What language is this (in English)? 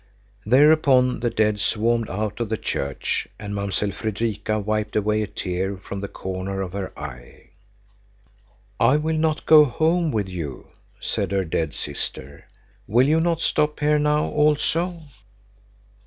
English